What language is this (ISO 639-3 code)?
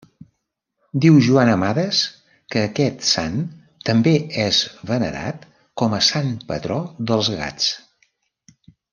cat